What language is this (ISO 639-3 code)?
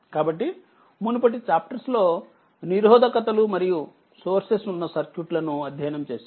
tel